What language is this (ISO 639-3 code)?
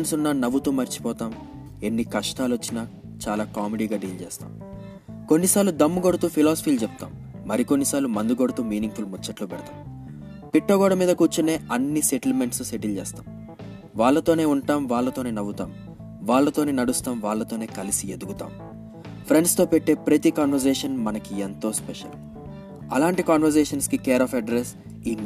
tel